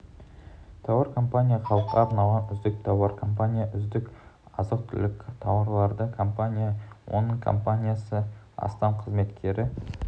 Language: Kazakh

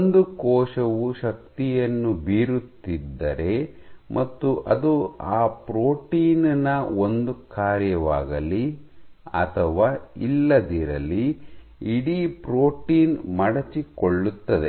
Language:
Kannada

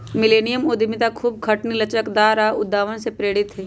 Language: Magahi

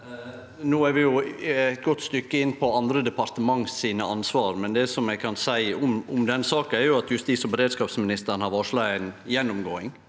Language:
Norwegian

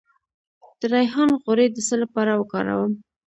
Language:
Pashto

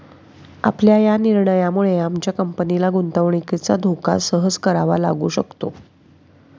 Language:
Marathi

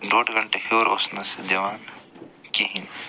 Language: Kashmiri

